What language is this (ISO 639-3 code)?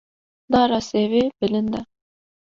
kur